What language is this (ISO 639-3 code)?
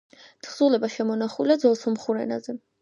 kat